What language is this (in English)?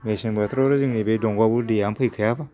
Bodo